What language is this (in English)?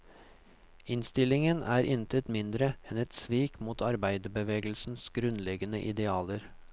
Norwegian